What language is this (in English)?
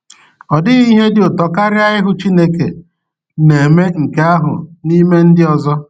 Igbo